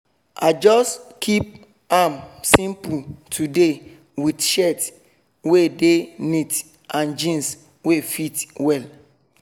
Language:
Nigerian Pidgin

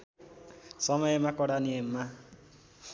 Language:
Nepali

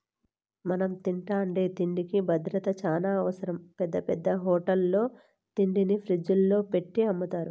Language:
Telugu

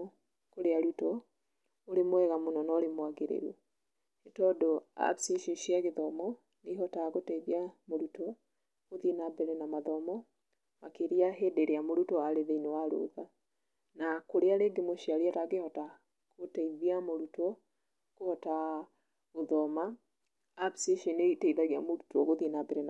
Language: Kikuyu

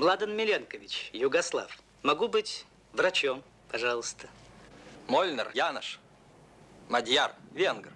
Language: Russian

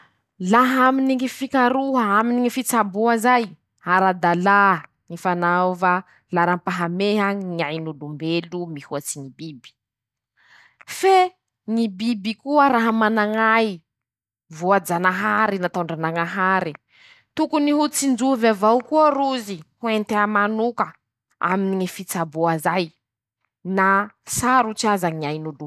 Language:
Masikoro Malagasy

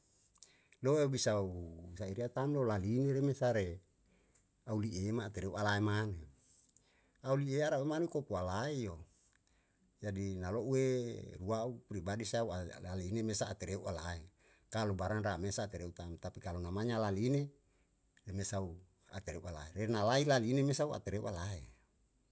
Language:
Yalahatan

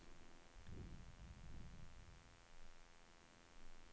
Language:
Swedish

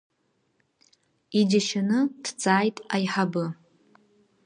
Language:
Abkhazian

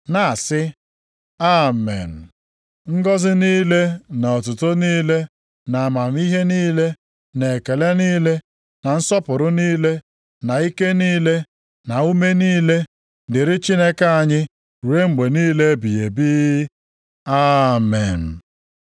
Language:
Igbo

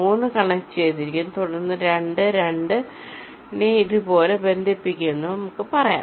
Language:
Malayalam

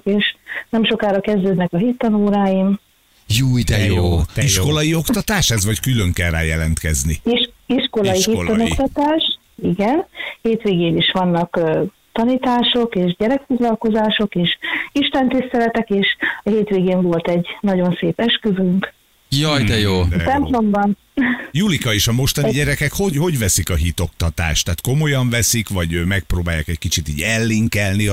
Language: Hungarian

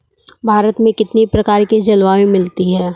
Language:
Hindi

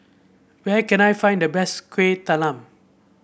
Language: English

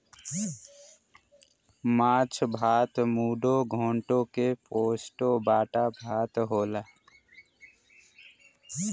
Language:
Bhojpuri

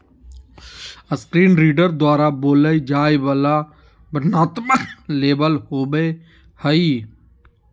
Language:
Magahi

